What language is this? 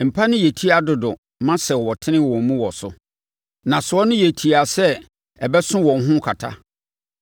Akan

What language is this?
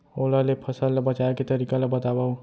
Chhattisgarhi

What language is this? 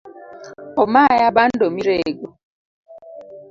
Luo (Kenya and Tanzania)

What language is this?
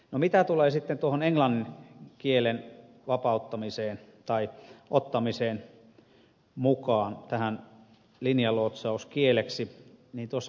Finnish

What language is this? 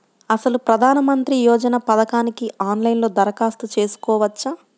Telugu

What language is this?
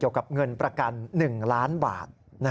Thai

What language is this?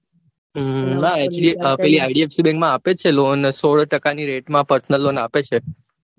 Gujarati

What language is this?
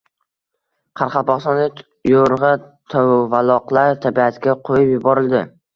Uzbek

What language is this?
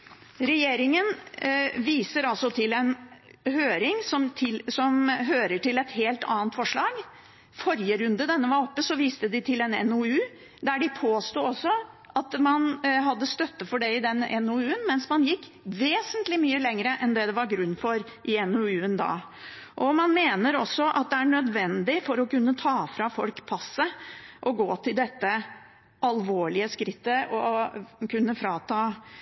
Norwegian Bokmål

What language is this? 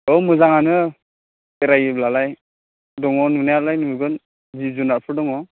Bodo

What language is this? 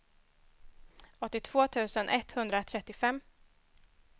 Swedish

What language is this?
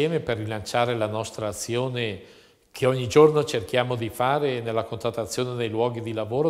Italian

